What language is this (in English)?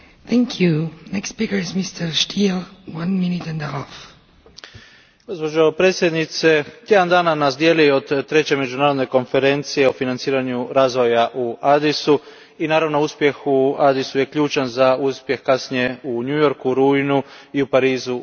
Croatian